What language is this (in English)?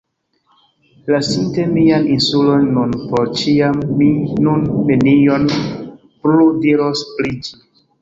Esperanto